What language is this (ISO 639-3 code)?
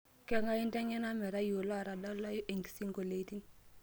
mas